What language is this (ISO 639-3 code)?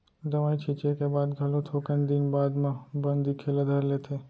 hne